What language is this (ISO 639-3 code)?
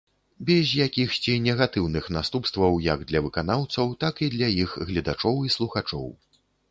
bel